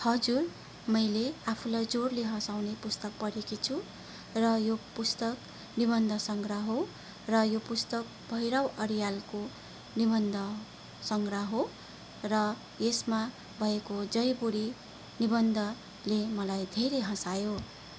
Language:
Nepali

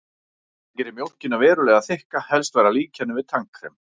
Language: Icelandic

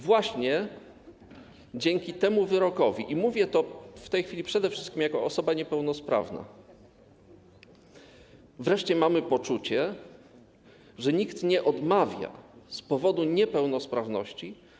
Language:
Polish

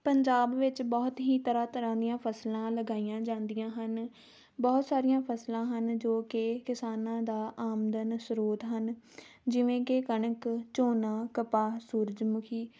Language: Punjabi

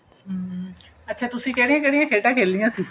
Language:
Punjabi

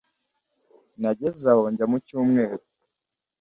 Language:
Kinyarwanda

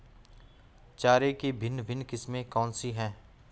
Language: Hindi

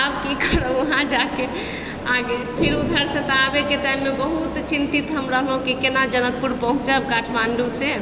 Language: Maithili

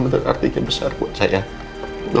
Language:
Indonesian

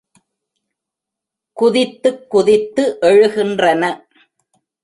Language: Tamil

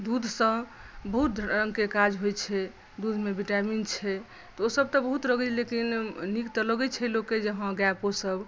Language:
Maithili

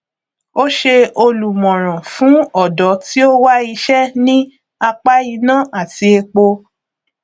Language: Yoruba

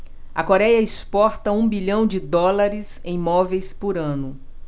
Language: Portuguese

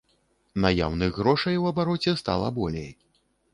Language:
Belarusian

